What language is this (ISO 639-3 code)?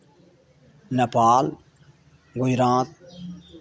mai